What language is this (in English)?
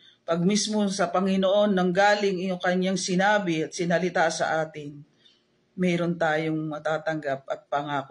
Filipino